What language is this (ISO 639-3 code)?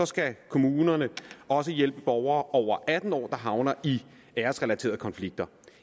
dan